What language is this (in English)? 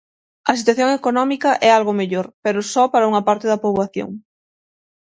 Galician